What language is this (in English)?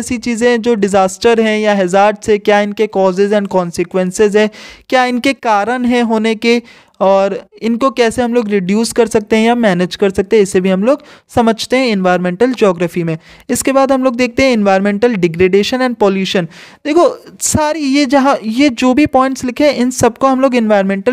Hindi